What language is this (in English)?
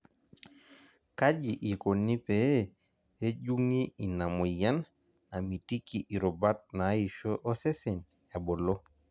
Masai